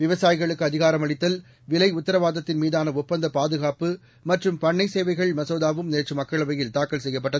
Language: Tamil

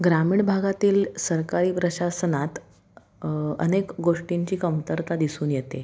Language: Marathi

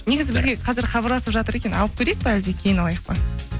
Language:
Kazakh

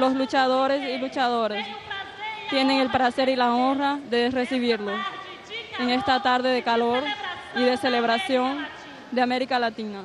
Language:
Spanish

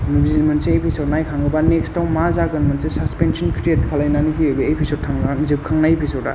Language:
Bodo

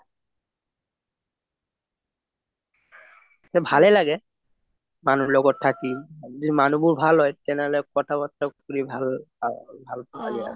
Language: Assamese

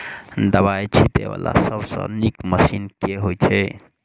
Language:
Maithili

